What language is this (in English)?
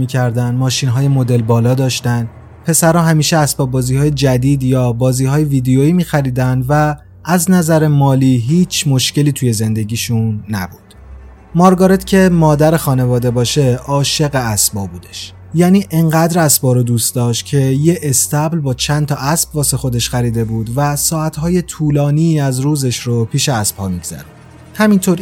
Persian